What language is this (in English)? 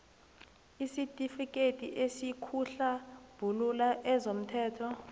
South Ndebele